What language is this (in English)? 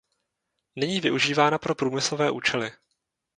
Czech